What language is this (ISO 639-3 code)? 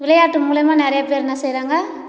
tam